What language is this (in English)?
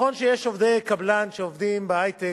Hebrew